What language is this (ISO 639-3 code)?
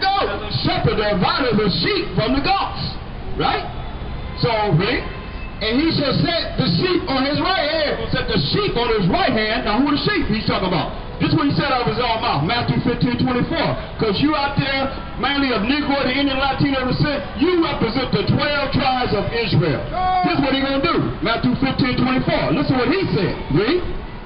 eng